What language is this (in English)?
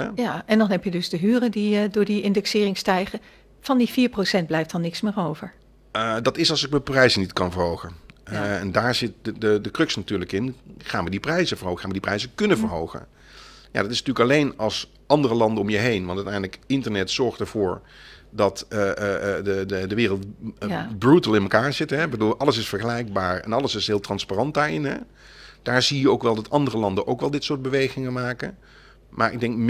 Dutch